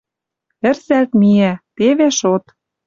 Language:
Western Mari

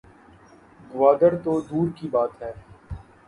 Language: Urdu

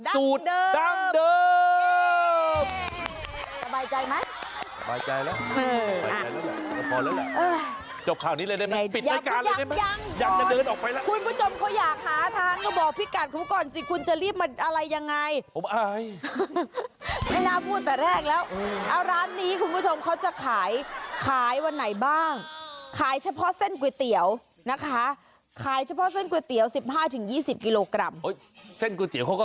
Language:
Thai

